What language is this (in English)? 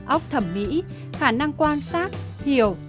Vietnamese